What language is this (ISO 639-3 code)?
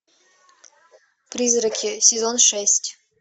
rus